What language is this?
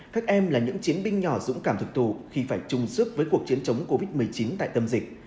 Vietnamese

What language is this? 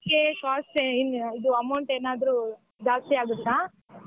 Kannada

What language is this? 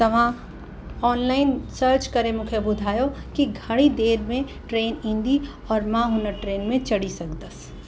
Sindhi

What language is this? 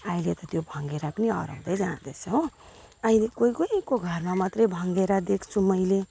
Nepali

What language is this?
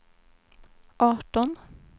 Swedish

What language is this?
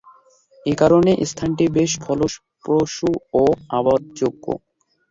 Bangla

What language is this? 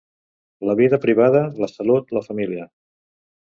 Catalan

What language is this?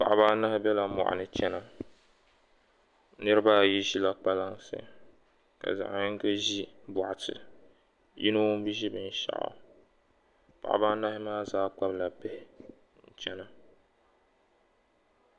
Dagbani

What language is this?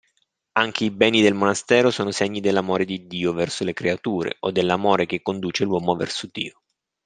Italian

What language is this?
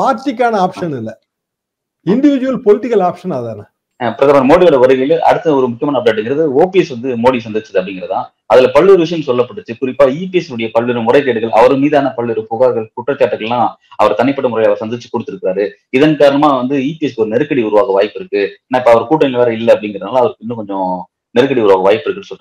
Tamil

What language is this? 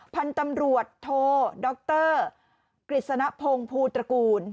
Thai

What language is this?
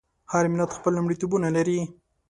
Pashto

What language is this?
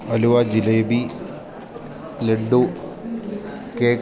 Malayalam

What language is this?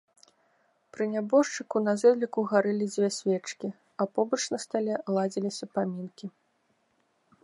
Belarusian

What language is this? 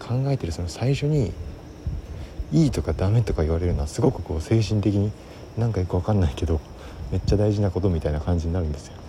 Japanese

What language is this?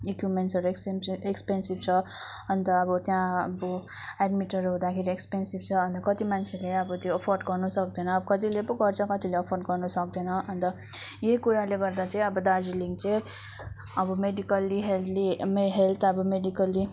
Nepali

